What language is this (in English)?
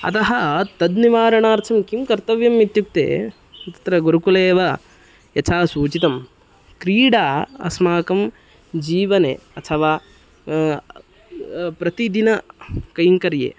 Sanskrit